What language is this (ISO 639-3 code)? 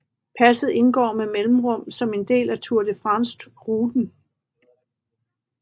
dan